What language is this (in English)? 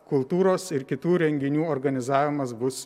Lithuanian